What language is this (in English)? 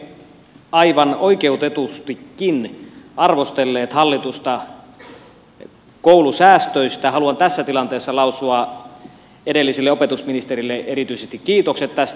Finnish